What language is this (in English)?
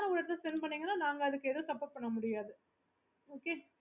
Tamil